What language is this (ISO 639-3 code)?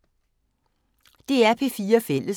dan